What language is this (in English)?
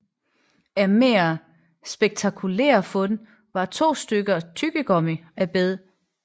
Danish